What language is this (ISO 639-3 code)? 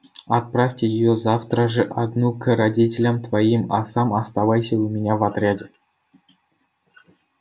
rus